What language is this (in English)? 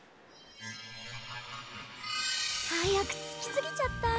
Japanese